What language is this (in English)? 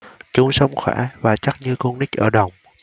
Vietnamese